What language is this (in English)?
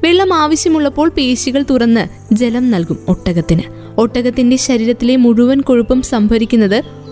Malayalam